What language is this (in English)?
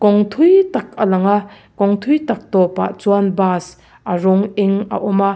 Mizo